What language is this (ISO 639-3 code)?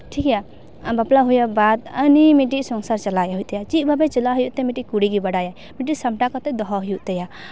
sat